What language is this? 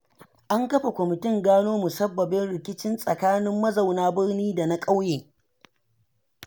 Hausa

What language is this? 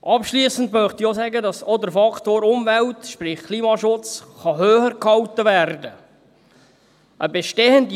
Swiss German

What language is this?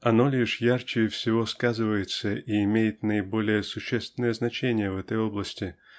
Russian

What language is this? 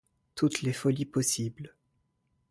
French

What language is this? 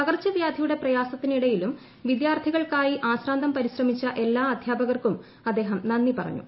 Malayalam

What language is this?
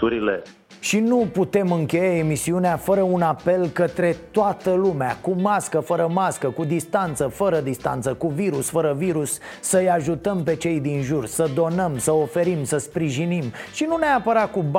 Romanian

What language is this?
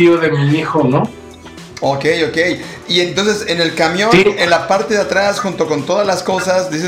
Spanish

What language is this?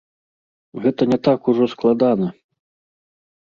Belarusian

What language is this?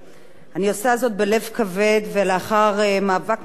Hebrew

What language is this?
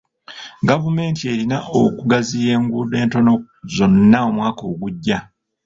Ganda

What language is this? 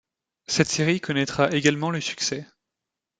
French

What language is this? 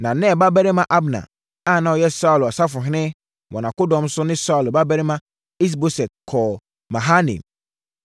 Akan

